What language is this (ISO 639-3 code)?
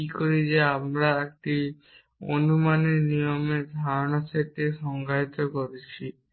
ben